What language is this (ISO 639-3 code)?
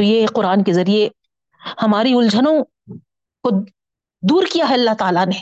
urd